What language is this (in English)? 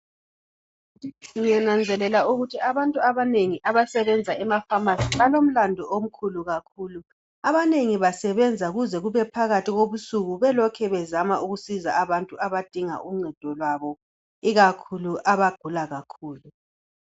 North Ndebele